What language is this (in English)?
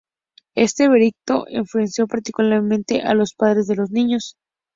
Spanish